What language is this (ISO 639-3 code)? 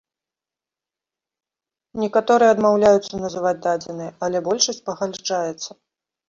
bel